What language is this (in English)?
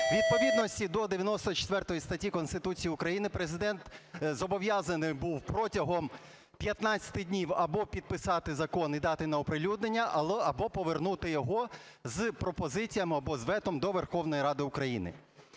Ukrainian